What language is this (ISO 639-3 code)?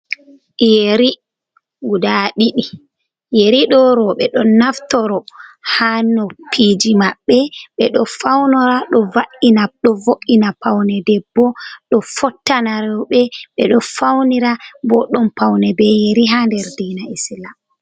ful